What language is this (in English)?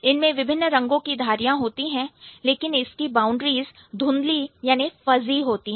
Hindi